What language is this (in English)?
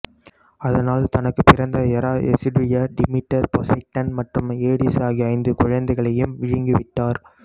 Tamil